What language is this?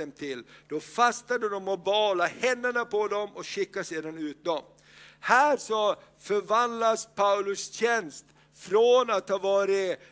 Swedish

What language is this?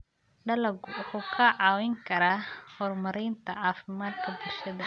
Somali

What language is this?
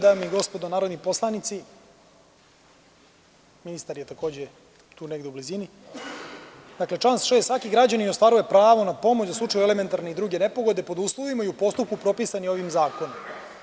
Serbian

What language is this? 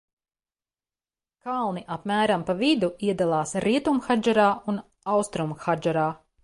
Latvian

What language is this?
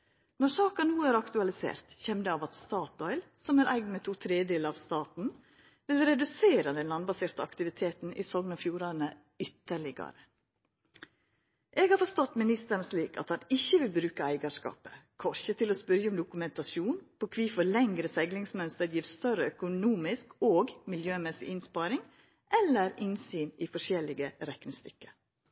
Norwegian Nynorsk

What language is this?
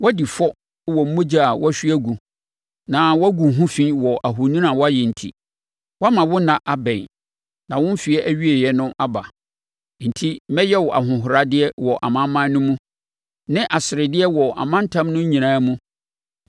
Akan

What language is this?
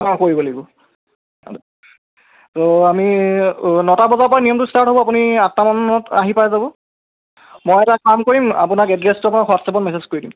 Assamese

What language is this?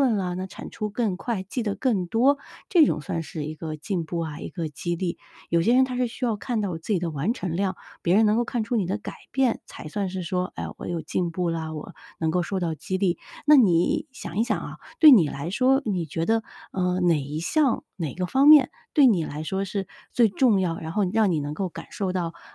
Chinese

